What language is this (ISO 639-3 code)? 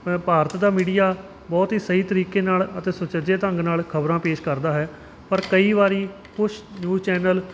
pan